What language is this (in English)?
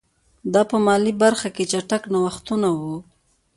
Pashto